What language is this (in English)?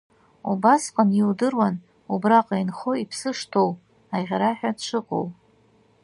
Abkhazian